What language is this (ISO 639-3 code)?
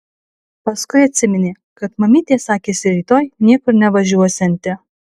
lit